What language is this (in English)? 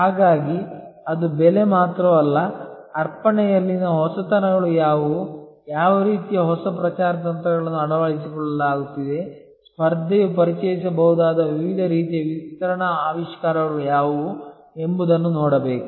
Kannada